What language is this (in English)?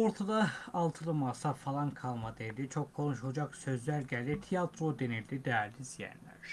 Turkish